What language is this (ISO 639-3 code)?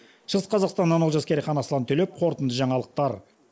kaz